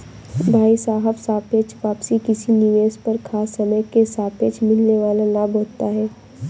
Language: Hindi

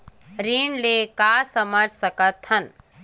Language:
Chhattisgarhi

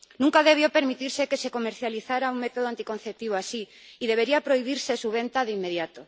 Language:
Spanish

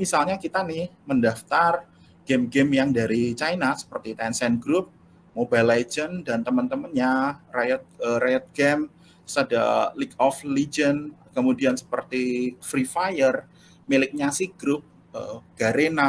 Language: Indonesian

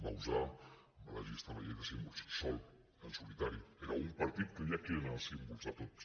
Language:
Catalan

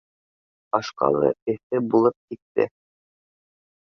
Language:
Bashkir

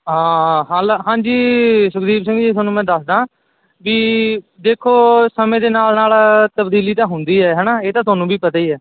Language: Punjabi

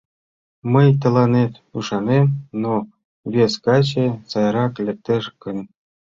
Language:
Mari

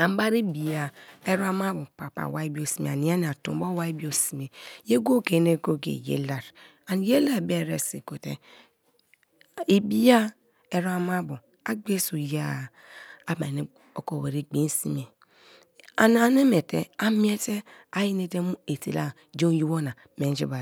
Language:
Kalabari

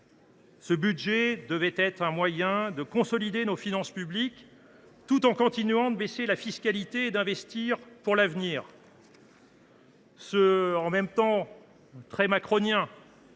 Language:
French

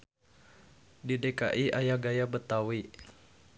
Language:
Sundanese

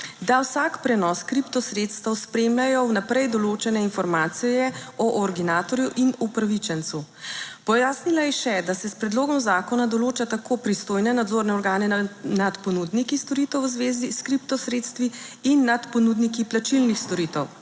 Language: Slovenian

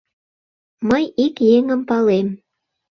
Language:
Mari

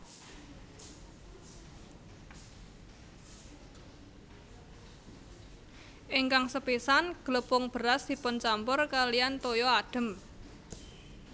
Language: Javanese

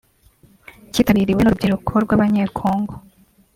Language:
Kinyarwanda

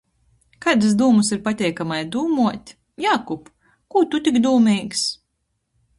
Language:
Latgalian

